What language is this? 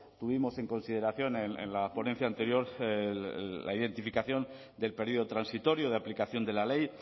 Spanish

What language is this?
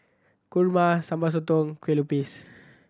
English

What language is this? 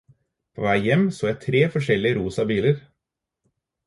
Norwegian Bokmål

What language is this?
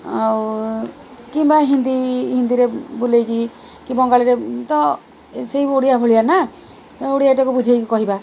Odia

